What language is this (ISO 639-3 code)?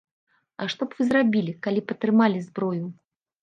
bel